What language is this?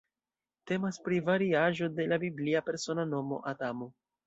Esperanto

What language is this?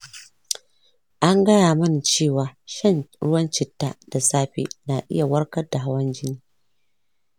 Hausa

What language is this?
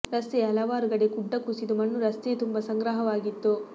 Kannada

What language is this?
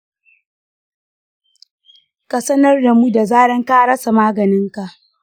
Hausa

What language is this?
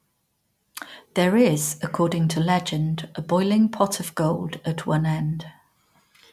English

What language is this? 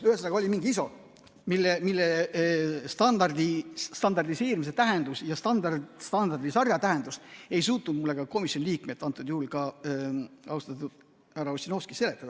Estonian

